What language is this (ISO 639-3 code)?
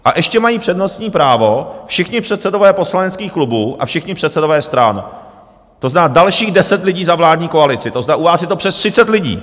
ces